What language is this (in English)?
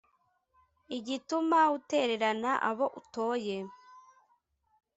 Kinyarwanda